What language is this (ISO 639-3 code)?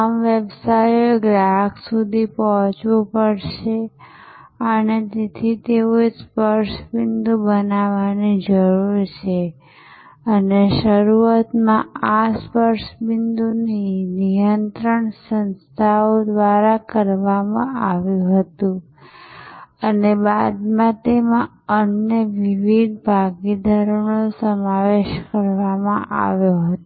guj